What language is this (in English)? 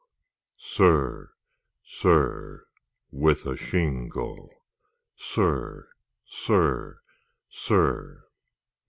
English